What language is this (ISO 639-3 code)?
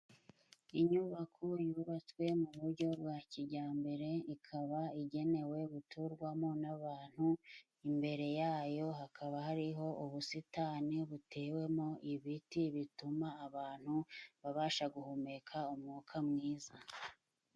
kin